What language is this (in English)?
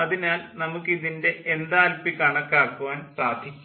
Malayalam